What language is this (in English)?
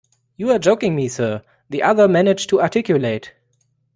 English